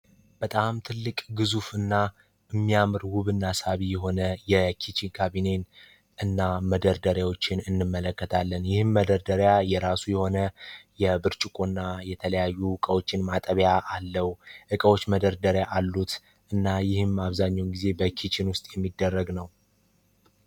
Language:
Amharic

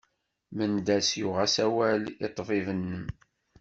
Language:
Kabyle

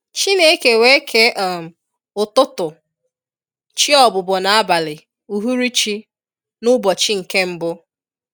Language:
Igbo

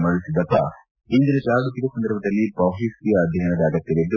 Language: Kannada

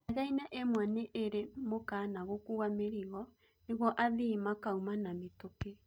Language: Kikuyu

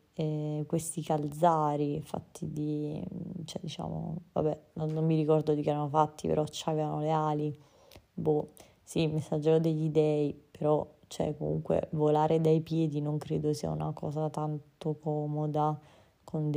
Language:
Italian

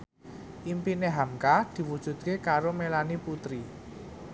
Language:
Javanese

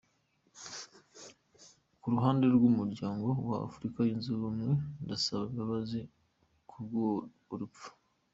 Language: Kinyarwanda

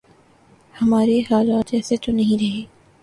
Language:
Urdu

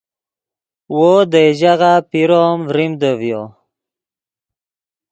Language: Yidgha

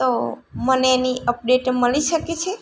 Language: Gujarati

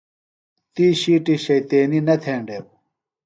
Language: Phalura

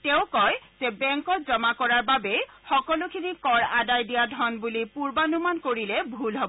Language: Assamese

